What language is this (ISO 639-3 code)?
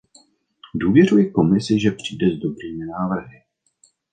ces